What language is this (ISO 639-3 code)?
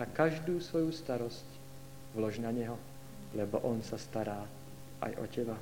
slk